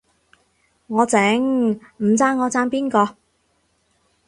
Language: Cantonese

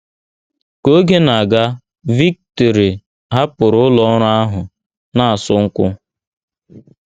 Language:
Igbo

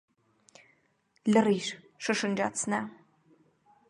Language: Armenian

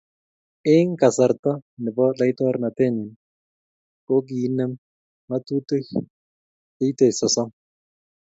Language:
Kalenjin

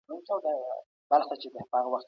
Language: Pashto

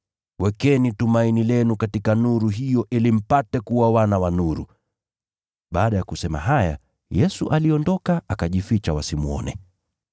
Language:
Swahili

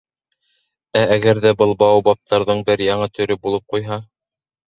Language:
Bashkir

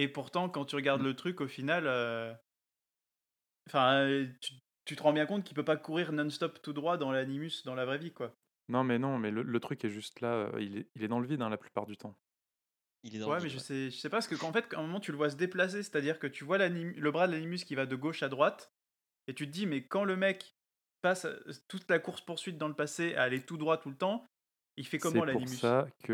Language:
French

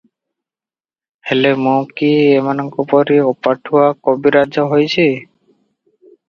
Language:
Odia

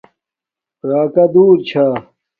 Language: Domaaki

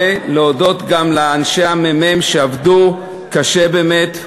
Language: Hebrew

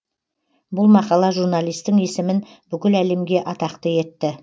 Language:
Kazakh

